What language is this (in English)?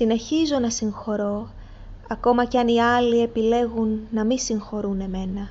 Greek